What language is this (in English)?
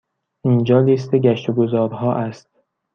Persian